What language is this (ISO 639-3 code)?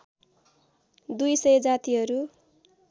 nep